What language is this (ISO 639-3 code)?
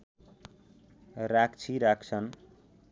nep